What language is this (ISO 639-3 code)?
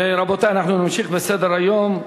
heb